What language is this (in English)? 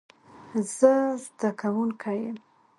Pashto